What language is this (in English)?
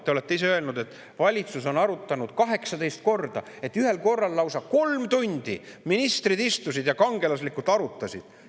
Estonian